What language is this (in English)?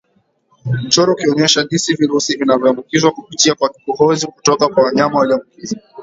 Swahili